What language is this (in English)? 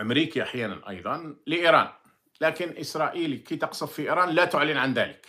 Arabic